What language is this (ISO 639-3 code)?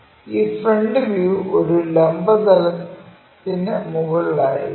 mal